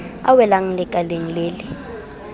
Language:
Southern Sotho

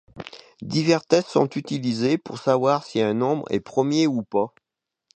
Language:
French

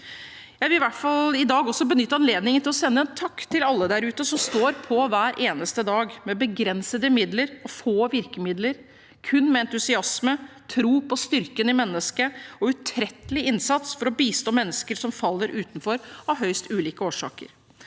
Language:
Norwegian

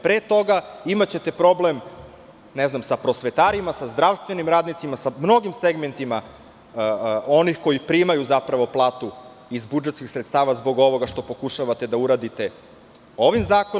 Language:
Serbian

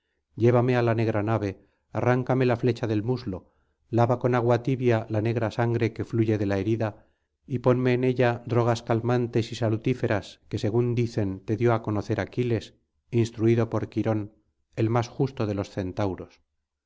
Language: Spanish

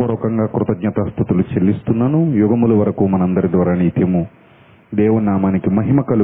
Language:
Telugu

